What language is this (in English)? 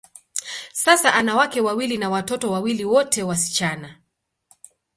Swahili